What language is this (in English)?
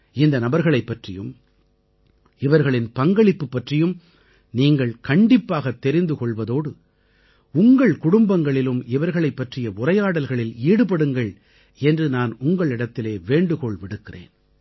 Tamil